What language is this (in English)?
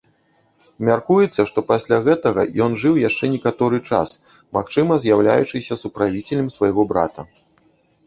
Belarusian